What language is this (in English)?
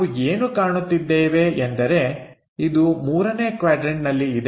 Kannada